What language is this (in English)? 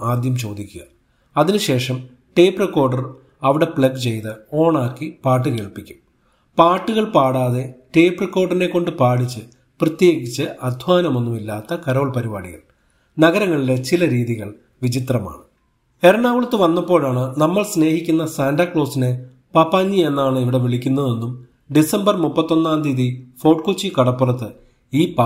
Malayalam